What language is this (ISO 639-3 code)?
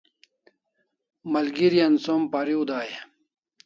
kls